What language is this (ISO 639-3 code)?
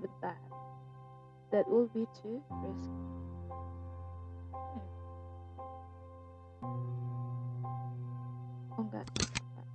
ind